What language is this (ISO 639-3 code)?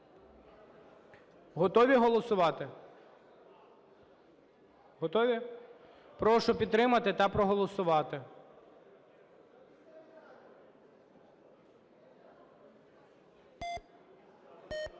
ukr